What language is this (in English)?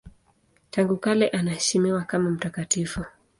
Swahili